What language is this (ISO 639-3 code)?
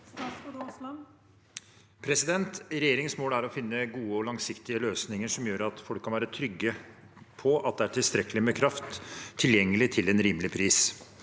nor